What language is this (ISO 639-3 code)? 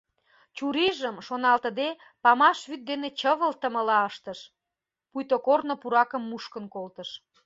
chm